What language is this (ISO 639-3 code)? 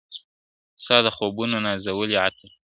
pus